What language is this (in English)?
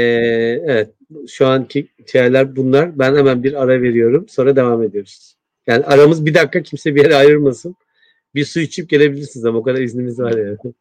Turkish